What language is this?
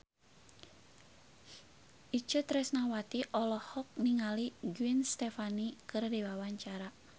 Sundanese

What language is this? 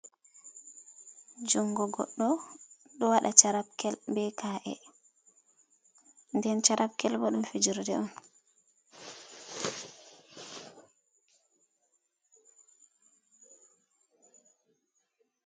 Fula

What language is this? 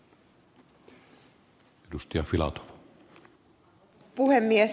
Finnish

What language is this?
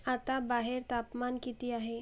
Marathi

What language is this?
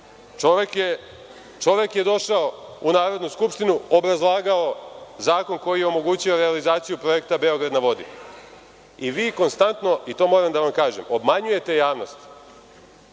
Serbian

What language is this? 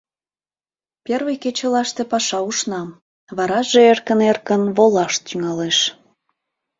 Mari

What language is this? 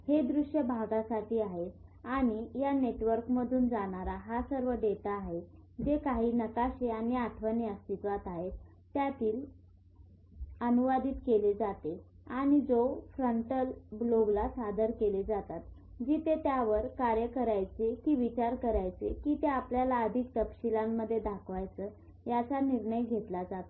Marathi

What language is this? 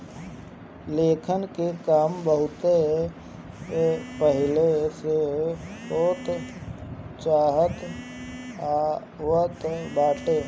Bhojpuri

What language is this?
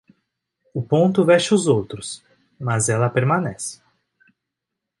Portuguese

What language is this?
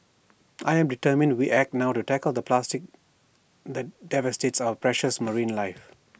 English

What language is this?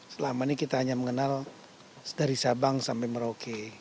Indonesian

